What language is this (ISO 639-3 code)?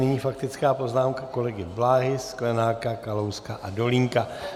ces